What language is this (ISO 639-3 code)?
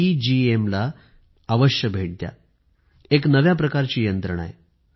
mar